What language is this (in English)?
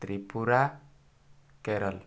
Odia